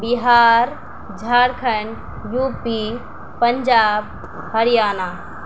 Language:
Urdu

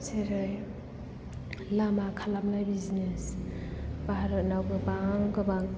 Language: Bodo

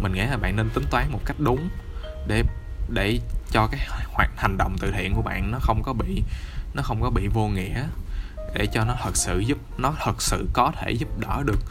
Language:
Vietnamese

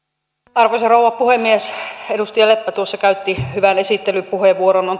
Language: Finnish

